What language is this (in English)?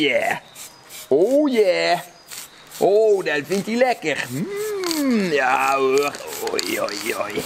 Dutch